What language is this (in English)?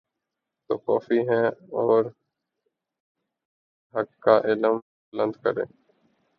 Urdu